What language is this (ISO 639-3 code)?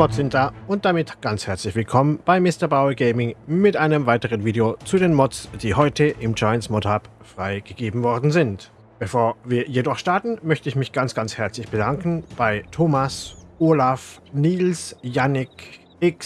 deu